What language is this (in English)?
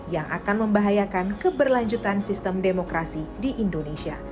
Indonesian